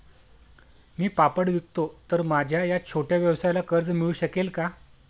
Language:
Marathi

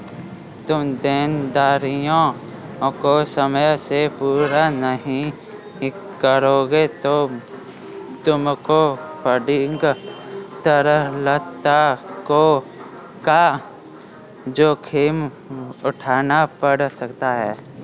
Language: Hindi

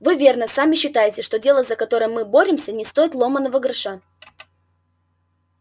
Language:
Russian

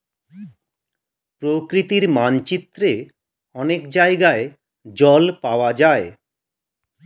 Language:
Bangla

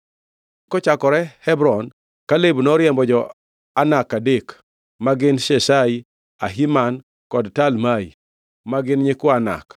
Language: Luo (Kenya and Tanzania)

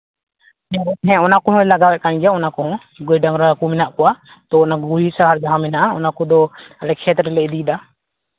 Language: Santali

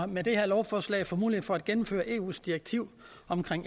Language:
Danish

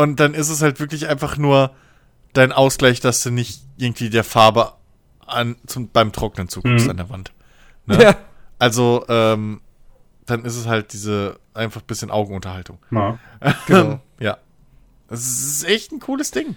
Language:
German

